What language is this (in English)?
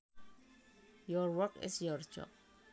Javanese